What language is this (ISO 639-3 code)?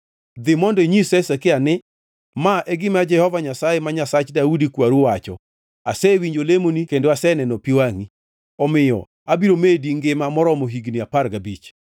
luo